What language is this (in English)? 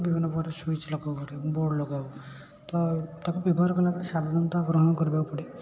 Odia